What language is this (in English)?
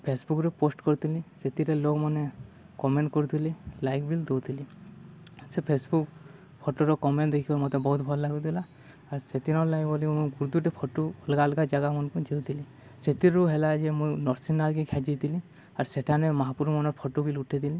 Odia